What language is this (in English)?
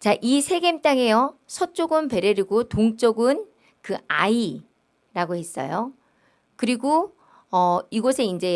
Korean